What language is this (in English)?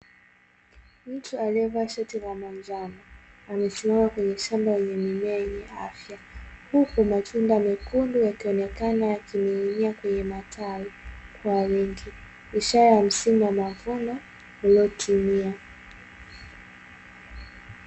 Swahili